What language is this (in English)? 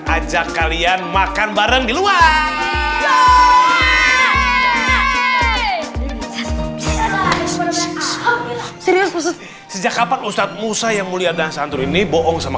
Indonesian